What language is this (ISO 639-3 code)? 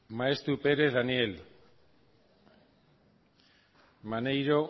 eus